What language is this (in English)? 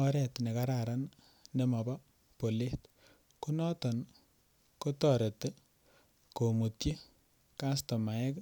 Kalenjin